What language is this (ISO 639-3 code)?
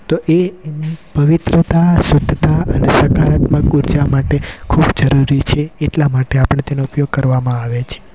guj